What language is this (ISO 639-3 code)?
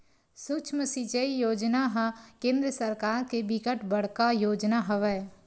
hne